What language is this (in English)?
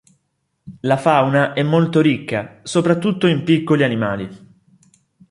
Italian